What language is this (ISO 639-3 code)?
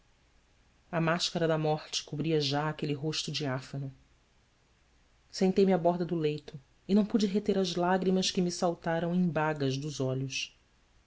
por